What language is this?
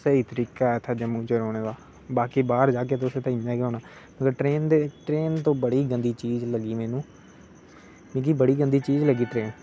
Dogri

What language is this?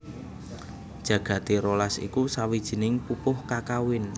Javanese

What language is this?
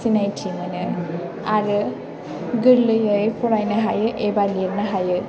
Bodo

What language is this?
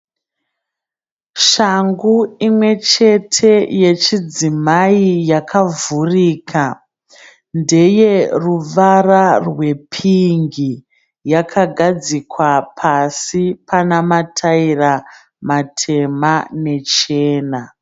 Shona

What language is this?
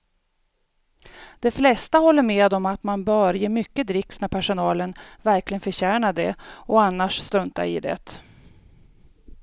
Swedish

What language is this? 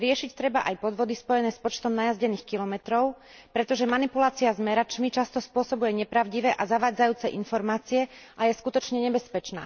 Slovak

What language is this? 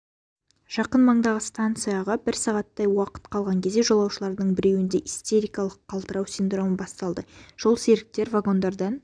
Kazakh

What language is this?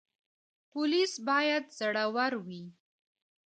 Pashto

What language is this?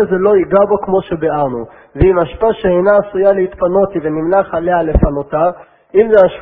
Hebrew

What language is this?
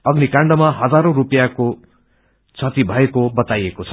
Nepali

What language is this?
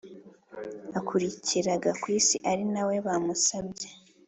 Kinyarwanda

